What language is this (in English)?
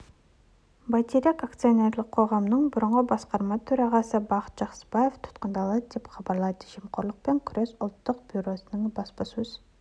Kazakh